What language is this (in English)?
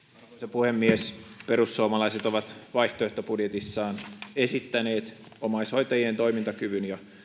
Finnish